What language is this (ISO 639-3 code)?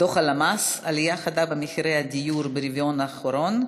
heb